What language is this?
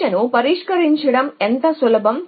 Telugu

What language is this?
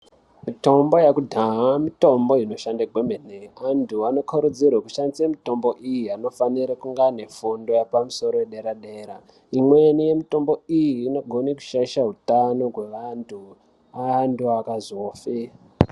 Ndau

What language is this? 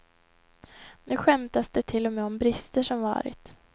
Swedish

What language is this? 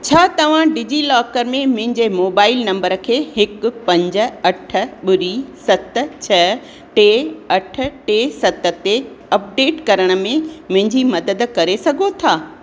Sindhi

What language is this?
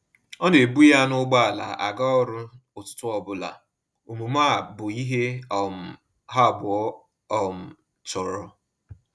Igbo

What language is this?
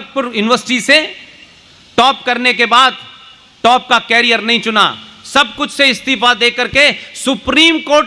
Hindi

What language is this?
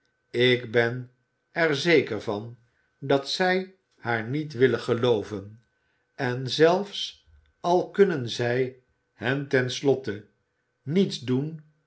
Dutch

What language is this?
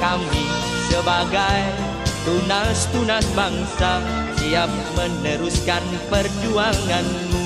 Indonesian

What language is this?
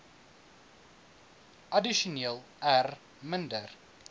Afrikaans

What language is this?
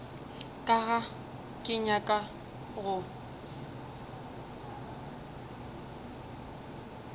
Northern Sotho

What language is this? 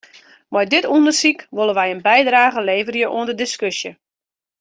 Western Frisian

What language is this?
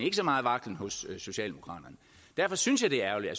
Danish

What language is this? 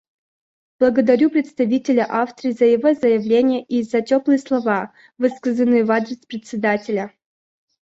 Russian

